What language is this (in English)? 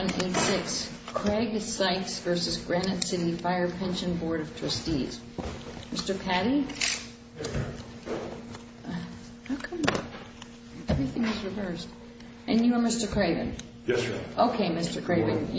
English